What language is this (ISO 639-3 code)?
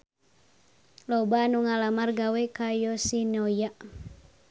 sun